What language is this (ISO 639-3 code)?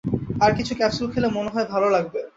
ben